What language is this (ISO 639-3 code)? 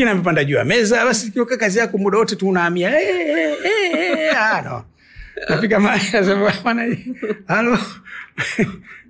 swa